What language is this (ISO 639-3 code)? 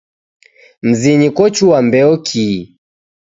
dav